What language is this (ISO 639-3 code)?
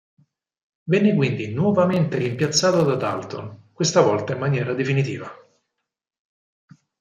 ita